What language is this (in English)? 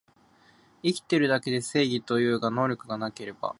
Japanese